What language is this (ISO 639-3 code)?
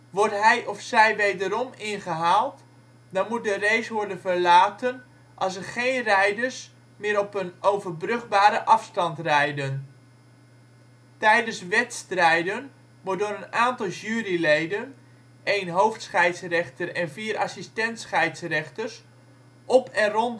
nld